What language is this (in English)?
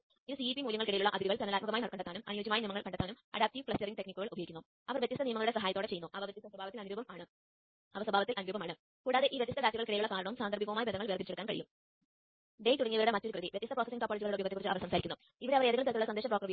Malayalam